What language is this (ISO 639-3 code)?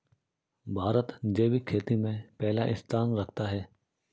hin